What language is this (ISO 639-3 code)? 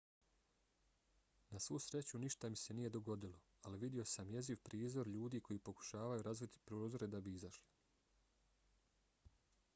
bos